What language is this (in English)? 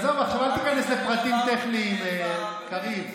Hebrew